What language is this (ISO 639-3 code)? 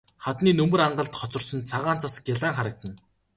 mon